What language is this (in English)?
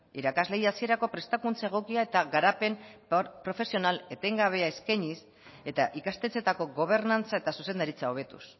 Basque